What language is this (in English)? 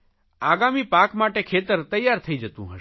Gujarati